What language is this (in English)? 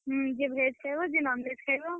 Odia